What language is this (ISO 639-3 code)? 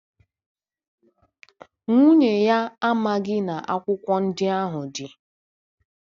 ibo